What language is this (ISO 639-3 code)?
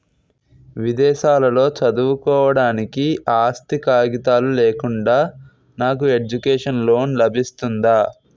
tel